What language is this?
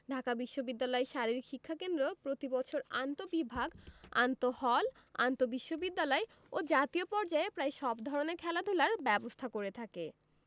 Bangla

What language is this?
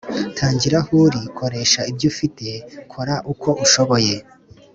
Kinyarwanda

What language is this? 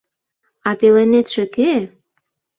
Mari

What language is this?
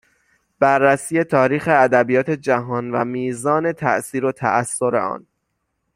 Persian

